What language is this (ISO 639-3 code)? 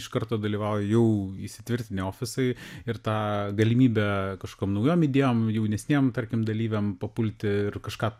lit